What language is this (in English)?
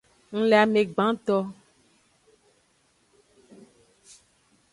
Aja (Benin)